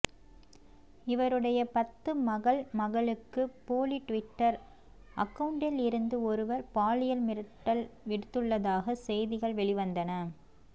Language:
Tamil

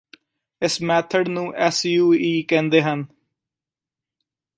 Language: Punjabi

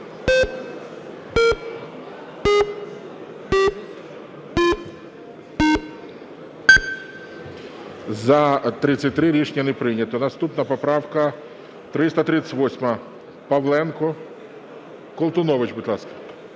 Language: Ukrainian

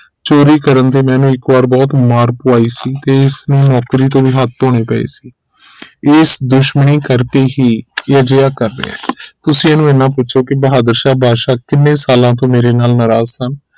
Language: Punjabi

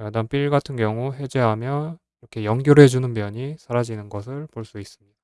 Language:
Korean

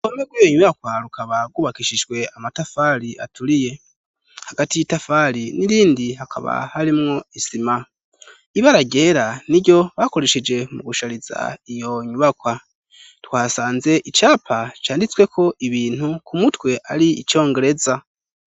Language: Rundi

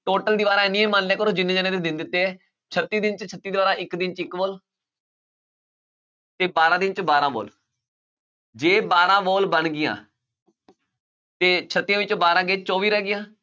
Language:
Punjabi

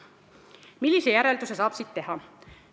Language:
Estonian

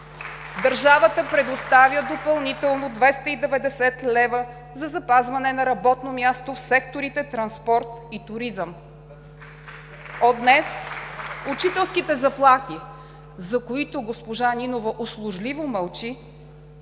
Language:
Bulgarian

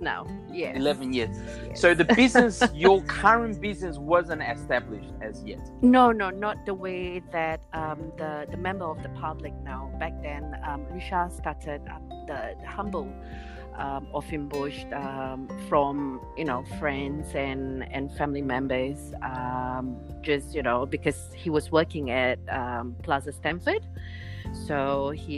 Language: English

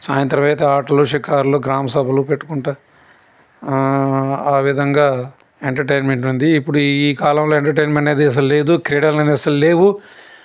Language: Telugu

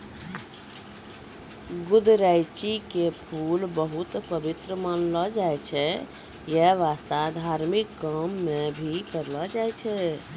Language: Maithili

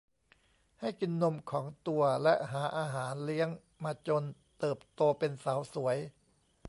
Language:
Thai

